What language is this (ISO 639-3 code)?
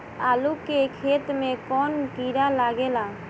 bho